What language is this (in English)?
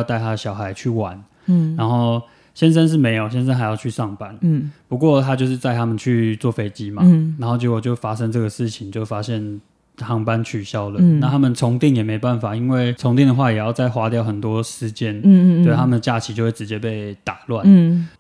Chinese